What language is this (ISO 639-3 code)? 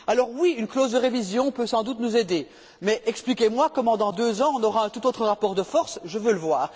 fra